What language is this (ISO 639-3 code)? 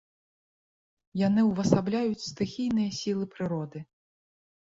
bel